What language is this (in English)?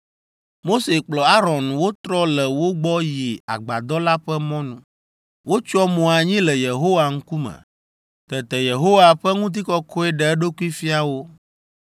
Ewe